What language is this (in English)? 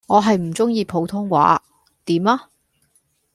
Cantonese